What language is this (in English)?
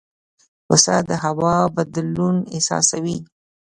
Pashto